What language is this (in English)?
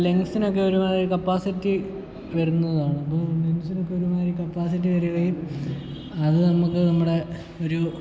Malayalam